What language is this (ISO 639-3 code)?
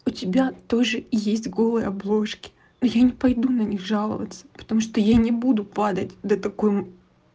rus